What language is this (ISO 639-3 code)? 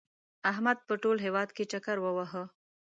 pus